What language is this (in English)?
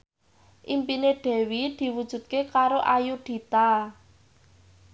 Javanese